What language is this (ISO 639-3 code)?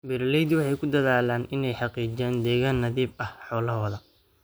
som